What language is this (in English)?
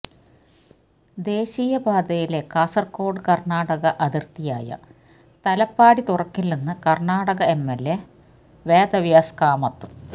Malayalam